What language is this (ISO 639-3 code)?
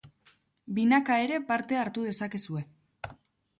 eus